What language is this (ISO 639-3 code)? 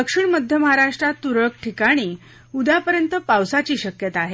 mar